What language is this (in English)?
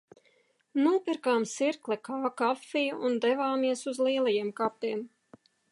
Latvian